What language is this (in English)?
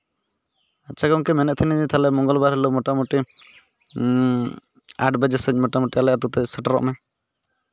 Santali